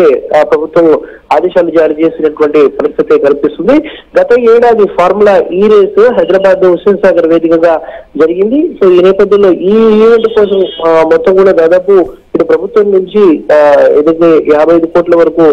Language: Telugu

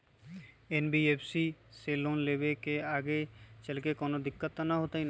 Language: Magahi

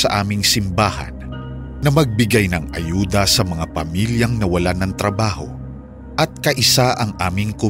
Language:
Filipino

